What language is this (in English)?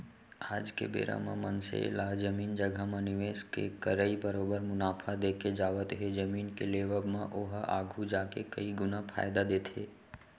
Chhattisgarhi